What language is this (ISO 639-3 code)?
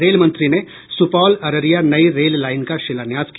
hin